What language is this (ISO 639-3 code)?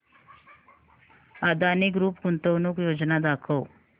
mar